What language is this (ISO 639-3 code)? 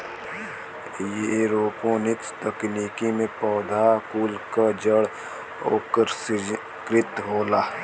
bho